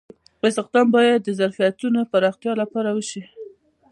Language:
Pashto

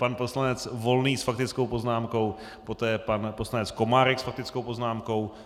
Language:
Czech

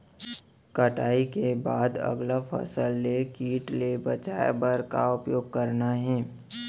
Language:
Chhattisgarhi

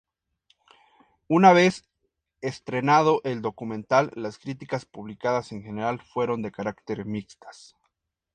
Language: Spanish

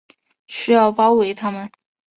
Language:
Chinese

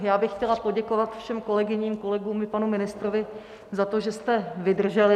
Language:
Czech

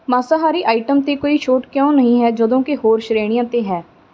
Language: Punjabi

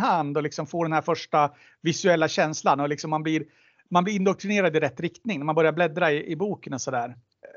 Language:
Swedish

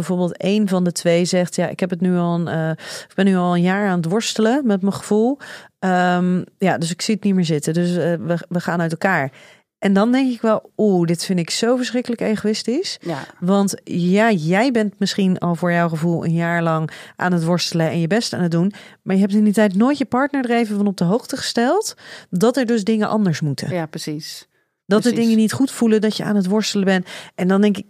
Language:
Dutch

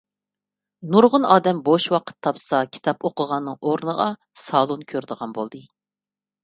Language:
Uyghur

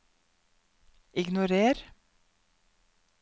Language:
Norwegian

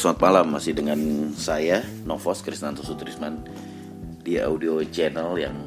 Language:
Indonesian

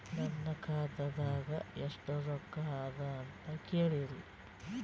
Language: Kannada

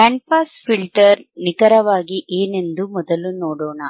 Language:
Kannada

